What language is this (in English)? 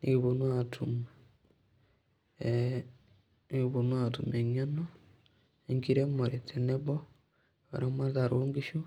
Masai